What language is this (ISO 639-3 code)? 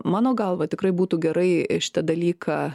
lit